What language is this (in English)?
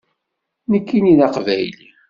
Kabyle